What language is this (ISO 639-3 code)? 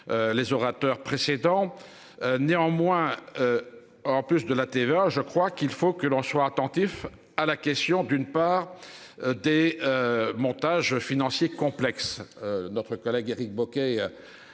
fra